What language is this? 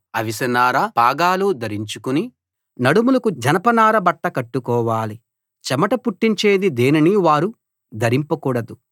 Telugu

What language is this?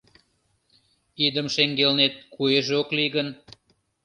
Mari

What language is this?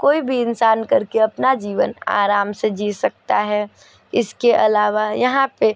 Hindi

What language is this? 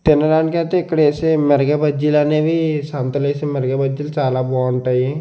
Telugu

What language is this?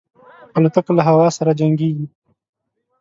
Pashto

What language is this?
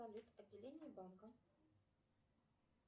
Russian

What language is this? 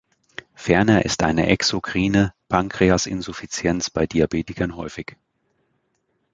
German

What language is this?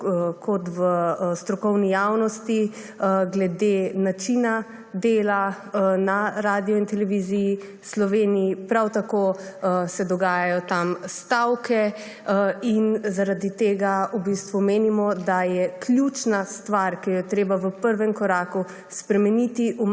Slovenian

